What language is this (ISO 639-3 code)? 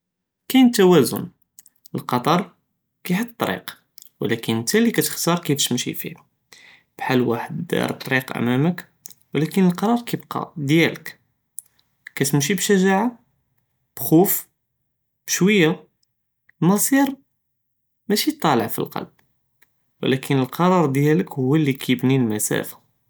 jrb